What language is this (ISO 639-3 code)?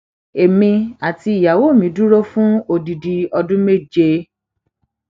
yor